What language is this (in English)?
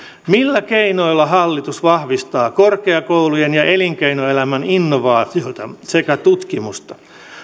Finnish